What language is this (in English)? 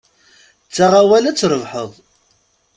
Kabyle